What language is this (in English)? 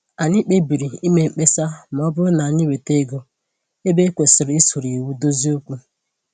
Igbo